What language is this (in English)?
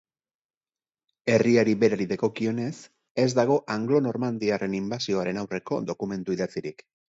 Basque